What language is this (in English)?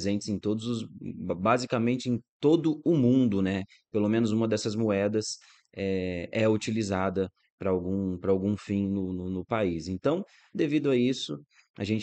Portuguese